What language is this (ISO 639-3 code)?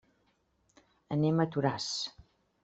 cat